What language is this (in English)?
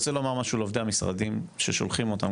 Hebrew